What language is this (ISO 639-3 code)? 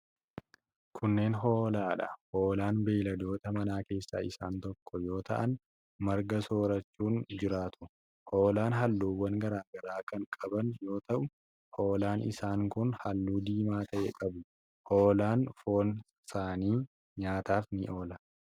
orm